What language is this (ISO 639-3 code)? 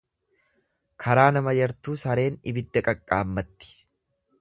orm